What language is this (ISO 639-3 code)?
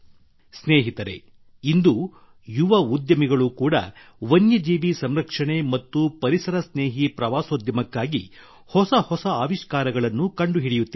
kan